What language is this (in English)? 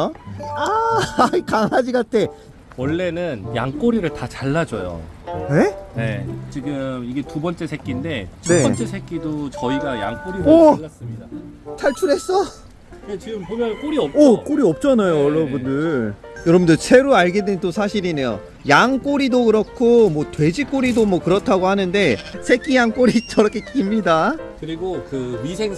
Korean